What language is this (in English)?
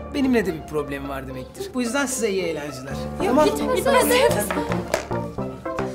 Turkish